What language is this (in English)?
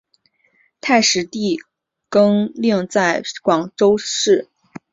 Chinese